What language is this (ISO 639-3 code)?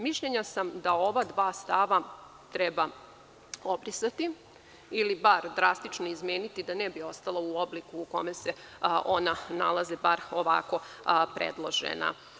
srp